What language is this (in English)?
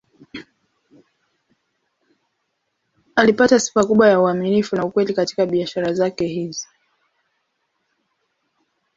Swahili